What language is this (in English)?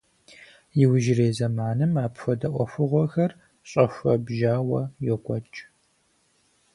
Kabardian